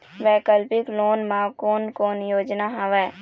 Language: Chhattisgarhi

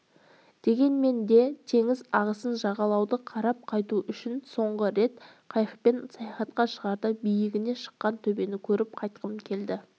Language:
Kazakh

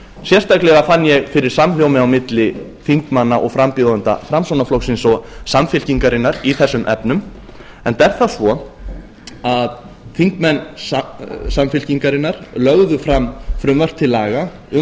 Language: Icelandic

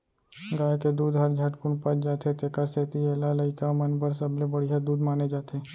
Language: Chhattisgarhi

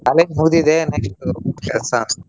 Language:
Kannada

